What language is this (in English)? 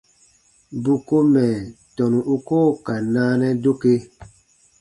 Baatonum